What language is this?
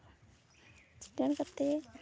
Santali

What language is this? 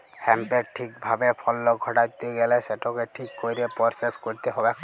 Bangla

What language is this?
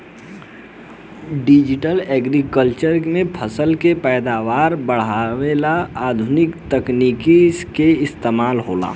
Bhojpuri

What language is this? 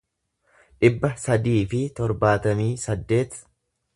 Oromo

